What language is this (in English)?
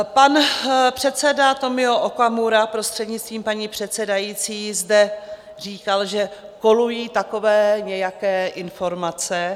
Czech